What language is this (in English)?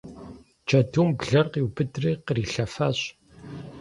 Kabardian